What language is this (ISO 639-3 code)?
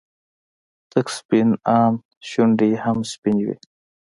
pus